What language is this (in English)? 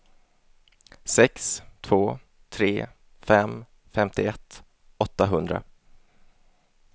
Swedish